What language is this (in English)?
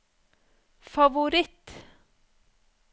Norwegian